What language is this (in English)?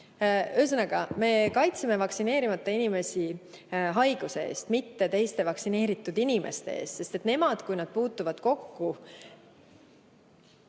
Estonian